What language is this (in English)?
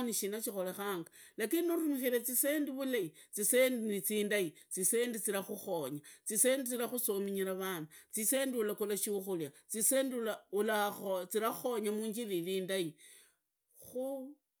Idakho-Isukha-Tiriki